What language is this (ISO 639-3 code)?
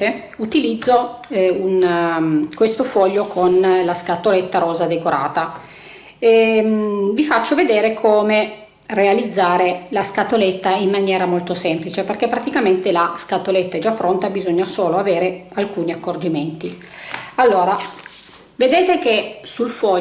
ita